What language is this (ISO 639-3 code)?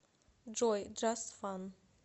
rus